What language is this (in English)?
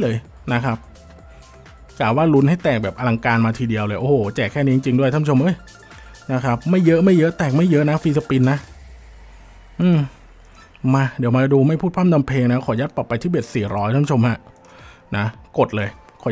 Thai